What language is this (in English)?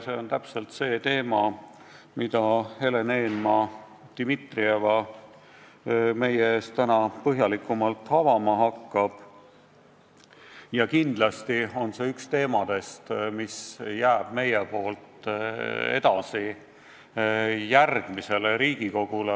Estonian